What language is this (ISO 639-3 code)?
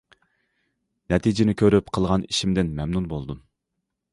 uig